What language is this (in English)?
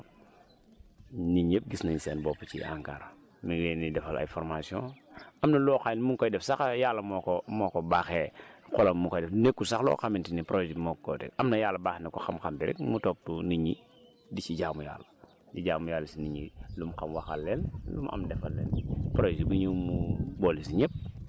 Wolof